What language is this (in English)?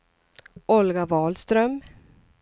Swedish